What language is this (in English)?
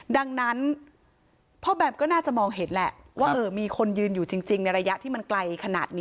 Thai